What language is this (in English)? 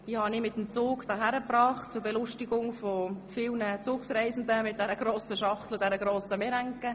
Swiss German